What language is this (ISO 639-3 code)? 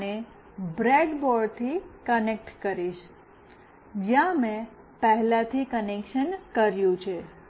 guj